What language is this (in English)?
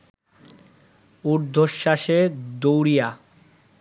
Bangla